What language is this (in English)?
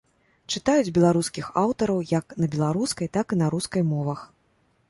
Belarusian